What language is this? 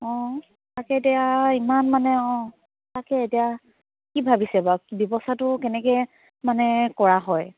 Assamese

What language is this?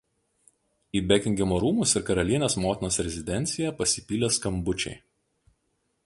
Lithuanian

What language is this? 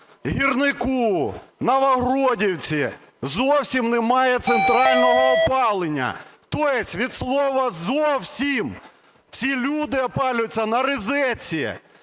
Ukrainian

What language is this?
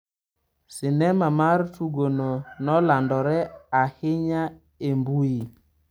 Luo (Kenya and Tanzania)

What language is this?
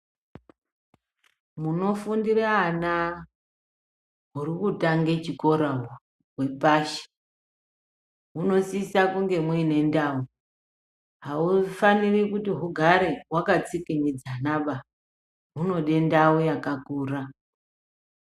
Ndau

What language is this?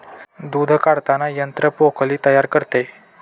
Marathi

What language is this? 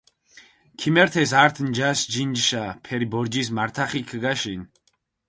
Mingrelian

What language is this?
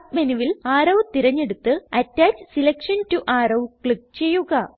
Malayalam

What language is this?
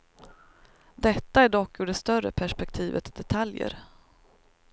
Swedish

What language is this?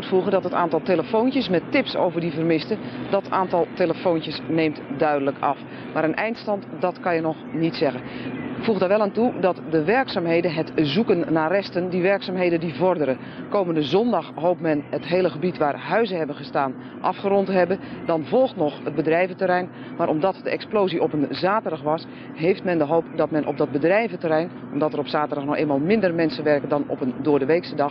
Dutch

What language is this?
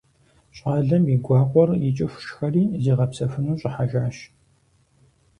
Kabardian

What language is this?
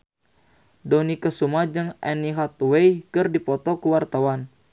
Sundanese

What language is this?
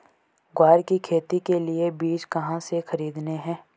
Hindi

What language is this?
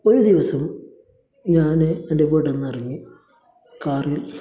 Malayalam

